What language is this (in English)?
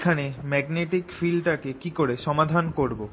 Bangla